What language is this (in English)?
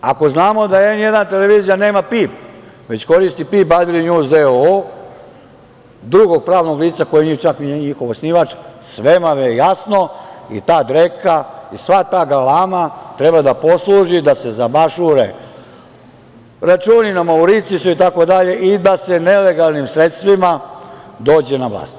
Serbian